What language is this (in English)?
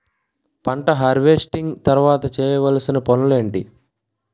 Telugu